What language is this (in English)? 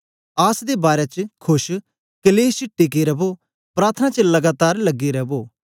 Dogri